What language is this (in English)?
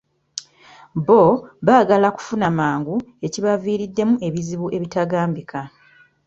Ganda